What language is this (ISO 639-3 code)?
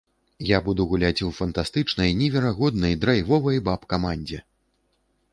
bel